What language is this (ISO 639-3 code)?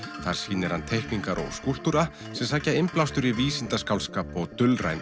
isl